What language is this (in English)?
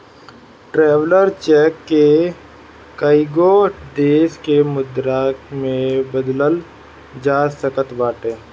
Bhojpuri